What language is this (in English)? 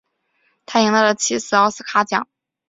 Chinese